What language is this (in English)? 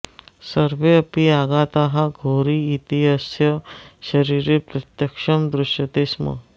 Sanskrit